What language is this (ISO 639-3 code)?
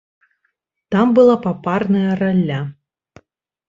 bel